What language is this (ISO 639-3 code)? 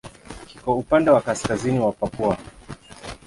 swa